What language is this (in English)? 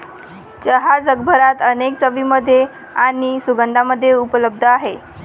Marathi